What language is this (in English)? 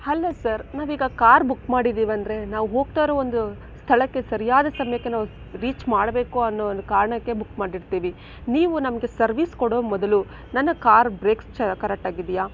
Kannada